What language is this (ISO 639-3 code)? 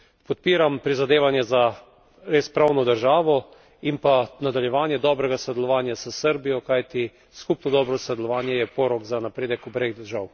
slv